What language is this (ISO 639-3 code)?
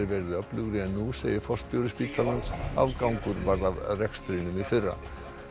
isl